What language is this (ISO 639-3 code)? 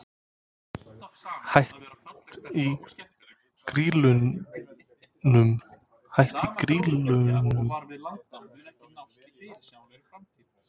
isl